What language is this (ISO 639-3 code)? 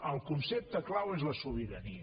cat